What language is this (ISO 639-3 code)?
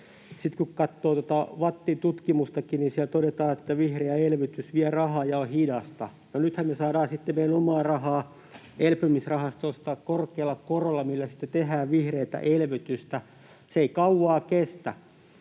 fin